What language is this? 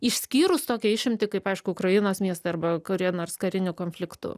Lithuanian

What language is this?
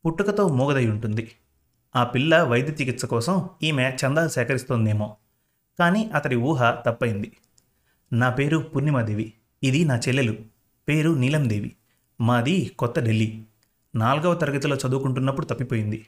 Telugu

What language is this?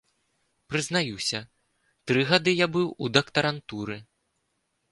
Belarusian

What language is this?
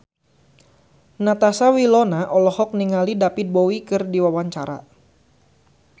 Sundanese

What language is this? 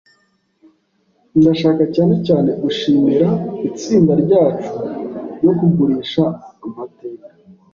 Kinyarwanda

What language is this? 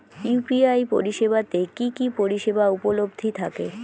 Bangla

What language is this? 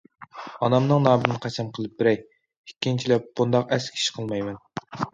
Uyghur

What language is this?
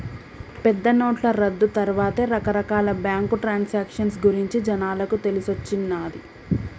Telugu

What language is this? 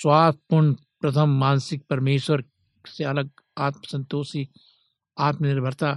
Hindi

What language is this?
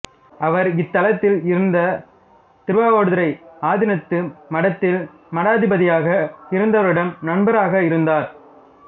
Tamil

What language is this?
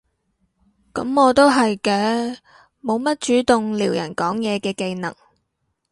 Cantonese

